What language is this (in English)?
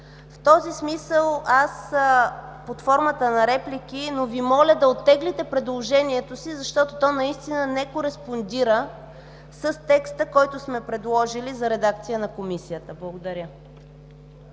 Bulgarian